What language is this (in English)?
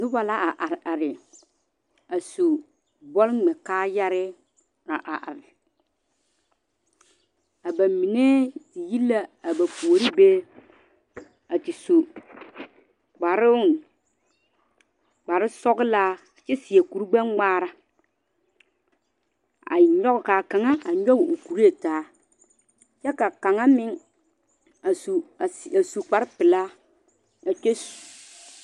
Southern Dagaare